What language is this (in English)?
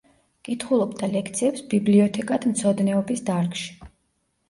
Georgian